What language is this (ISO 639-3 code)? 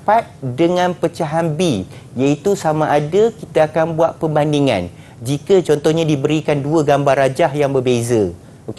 msa